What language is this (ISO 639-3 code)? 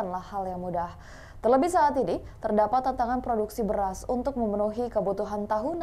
ind